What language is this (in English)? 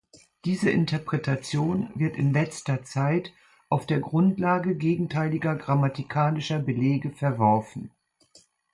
German